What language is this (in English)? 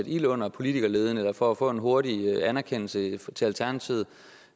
Danish